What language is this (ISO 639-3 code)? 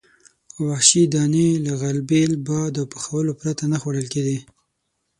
pus